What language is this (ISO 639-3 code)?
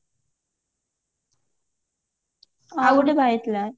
ori